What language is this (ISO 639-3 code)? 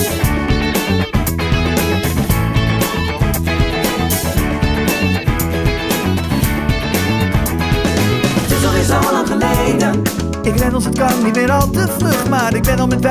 nld